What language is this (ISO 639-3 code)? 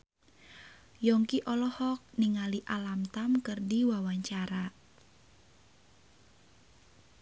sun